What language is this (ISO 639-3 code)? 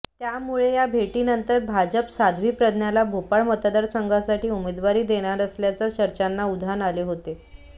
mar